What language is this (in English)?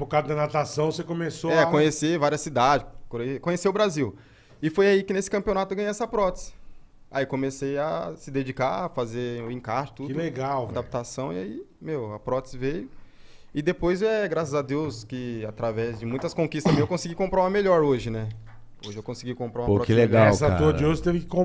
Portuguese